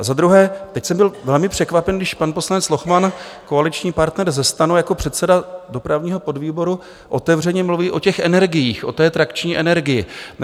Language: Czech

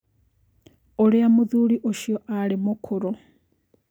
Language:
Kikuyu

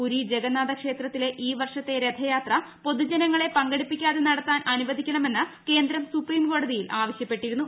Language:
Malayalam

